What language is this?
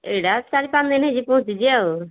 Odia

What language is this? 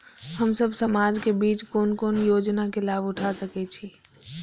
Maithili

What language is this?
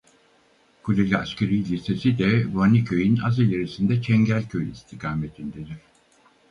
Turkish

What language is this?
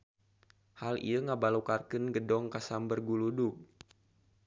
Sundanese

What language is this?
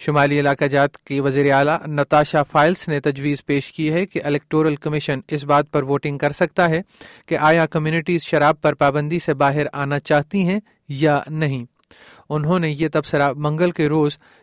Urdu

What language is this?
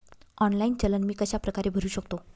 Marathi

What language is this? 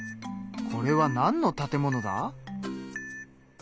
Japanese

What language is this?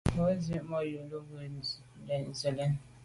Medumba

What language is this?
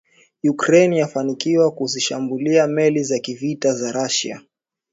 Swahili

